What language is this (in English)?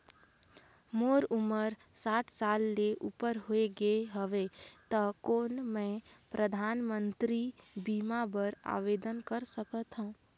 Chhattisgarhi